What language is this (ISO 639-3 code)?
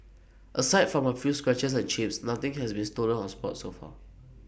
eng